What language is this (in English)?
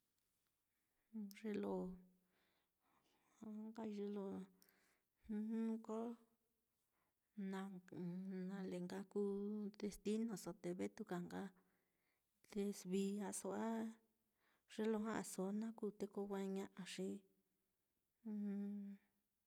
Mitlatongo Mixtec